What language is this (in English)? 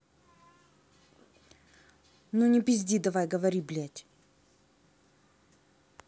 Russian